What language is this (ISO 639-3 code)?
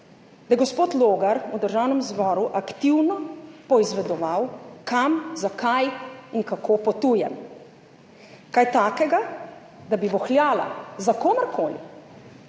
slv